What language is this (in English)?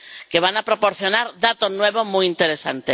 Spanish